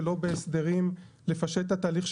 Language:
Hebrew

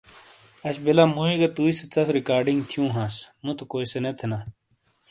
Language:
Shina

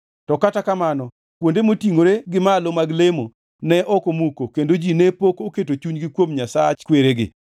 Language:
Luo (Kenya and Tanzania)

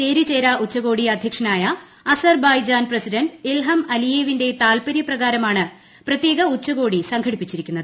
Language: Malayalam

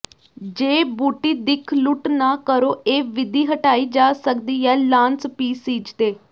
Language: Punjabi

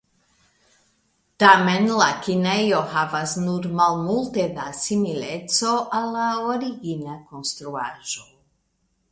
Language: Esperanto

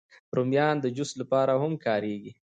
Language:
Pashto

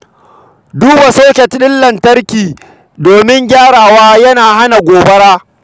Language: Hausa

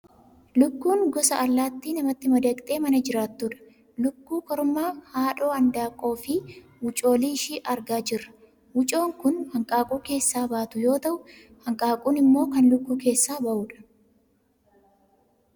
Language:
Oromo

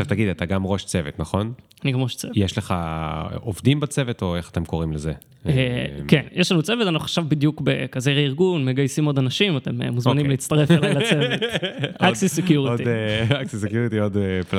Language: Hebrew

